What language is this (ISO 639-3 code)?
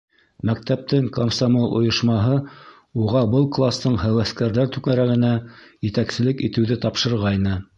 bak